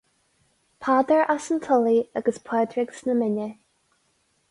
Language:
Irish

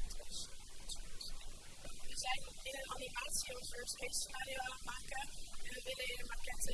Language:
Dutch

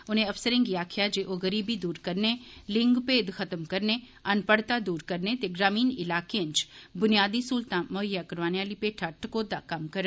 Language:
Dogri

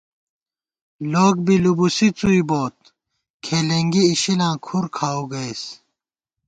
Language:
Gawar-Bati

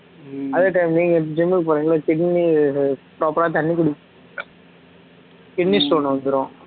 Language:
Tamil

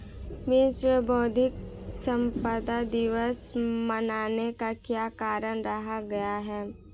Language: Hindi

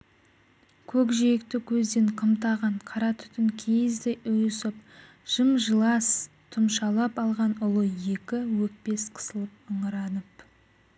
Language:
Kazakh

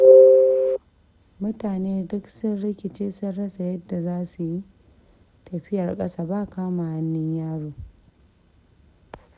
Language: Hausa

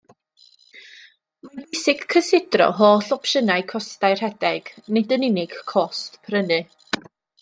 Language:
Welsh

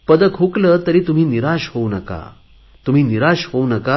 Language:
Marathi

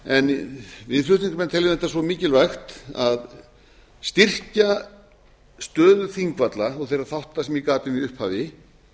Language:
Icelandic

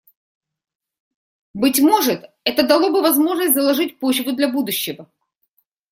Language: Russian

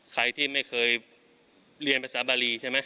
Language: Thai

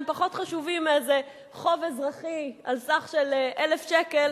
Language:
Hebrew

